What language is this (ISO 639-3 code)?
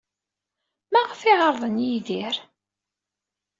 kab